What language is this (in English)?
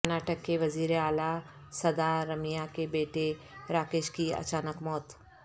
Urdu